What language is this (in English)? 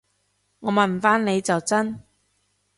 Cantonese